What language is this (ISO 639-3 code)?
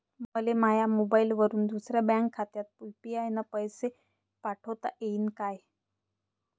mar